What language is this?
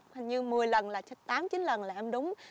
Vietnamese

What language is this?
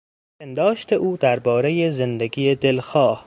Persian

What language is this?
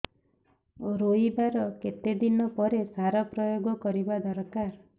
Odia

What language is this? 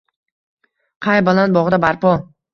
Uzbek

